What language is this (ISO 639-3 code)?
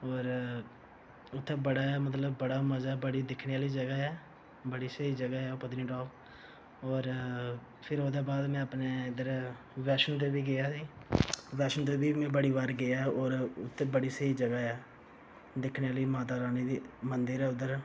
doi